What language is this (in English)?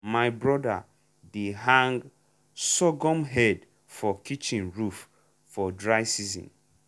Nigerian Pidgin